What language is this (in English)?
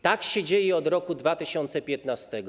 Polish